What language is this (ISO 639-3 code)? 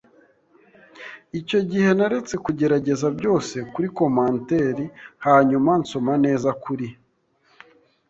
kin